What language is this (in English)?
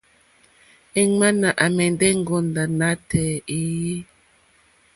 Mokpwe